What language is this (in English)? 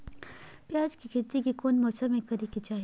Magahi